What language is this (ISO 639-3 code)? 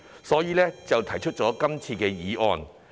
yue